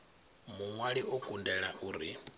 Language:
Venda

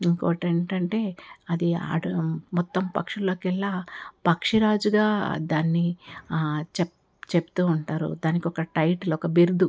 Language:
Telugu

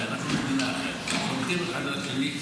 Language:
Hebrew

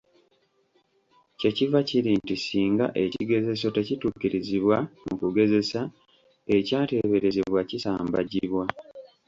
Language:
Ganda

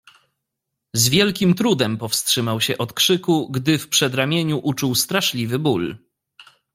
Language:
Polish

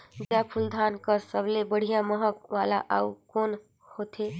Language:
Chhattisgarhi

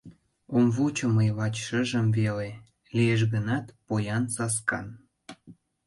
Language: Mari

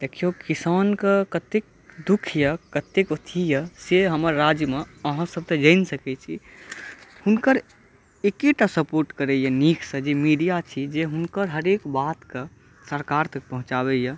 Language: Maithili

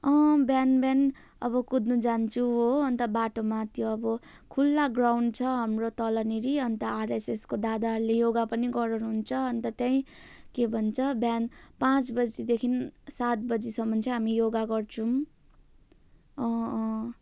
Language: Nepali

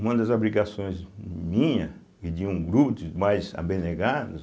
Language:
Portuguese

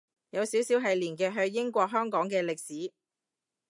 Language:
Cantonese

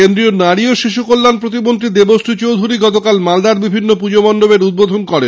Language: Bangla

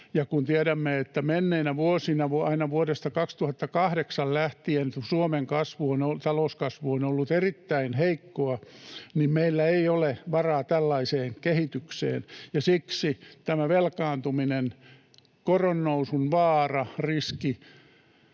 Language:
Finnish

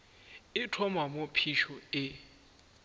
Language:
Northern Sotho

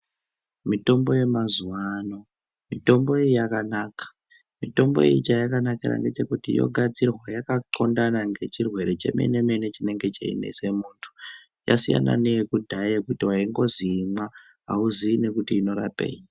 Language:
Ndau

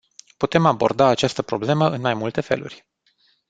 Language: Romanian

